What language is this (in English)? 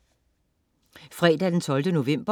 Danish